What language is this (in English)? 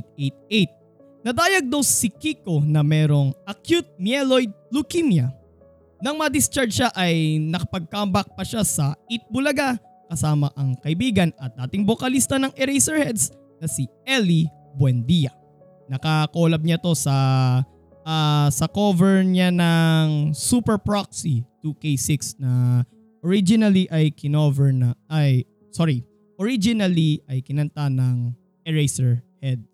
Filipino